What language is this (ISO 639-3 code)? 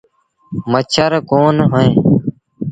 sbn